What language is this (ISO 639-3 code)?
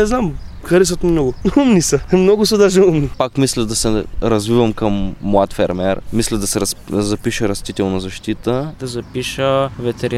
bul